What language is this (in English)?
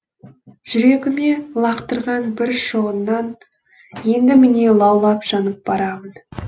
Kazakh